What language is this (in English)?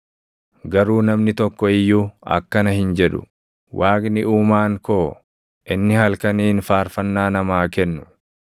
Oromo